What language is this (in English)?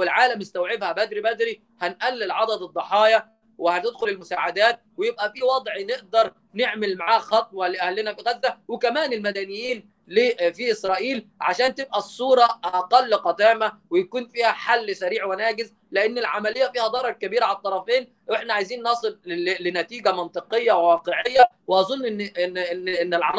Arabic